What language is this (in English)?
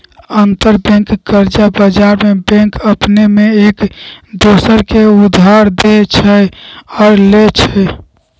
Magahi